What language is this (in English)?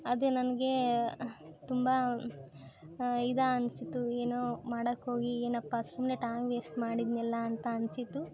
Kannada